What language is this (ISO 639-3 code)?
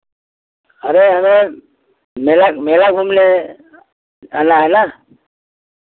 hin